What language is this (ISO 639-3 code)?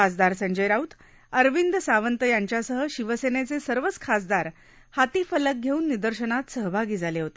mar